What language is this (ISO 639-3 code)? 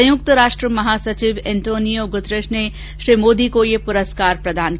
hin